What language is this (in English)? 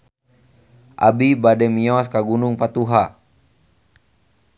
Sundanese